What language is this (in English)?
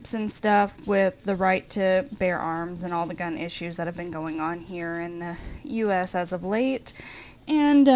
English